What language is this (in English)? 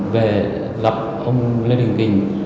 Vietnamese